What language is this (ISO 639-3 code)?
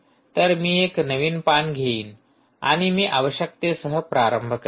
mar